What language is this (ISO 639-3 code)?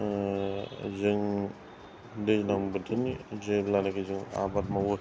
brx